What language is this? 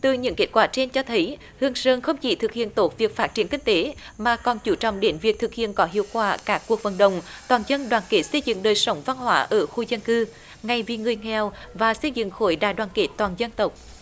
Vietnamese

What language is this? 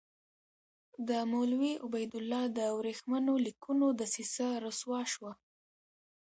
Pashto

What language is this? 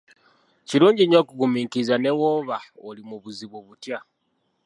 Ganda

